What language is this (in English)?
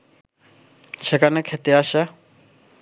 Bangla